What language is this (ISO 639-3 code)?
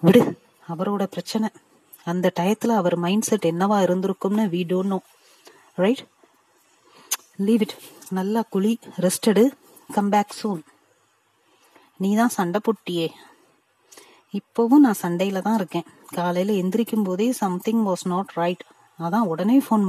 tam